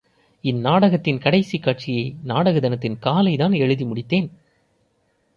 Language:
Tamil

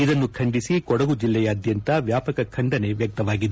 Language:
Kannada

